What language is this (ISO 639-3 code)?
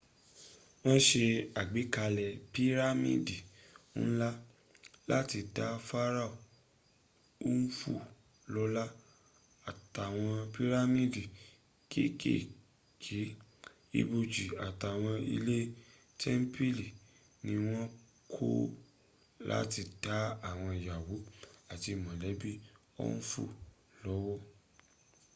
yor